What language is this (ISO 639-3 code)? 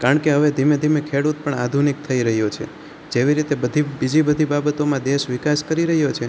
guj